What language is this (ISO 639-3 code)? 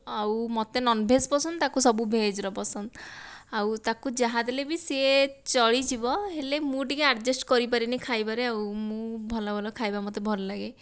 ori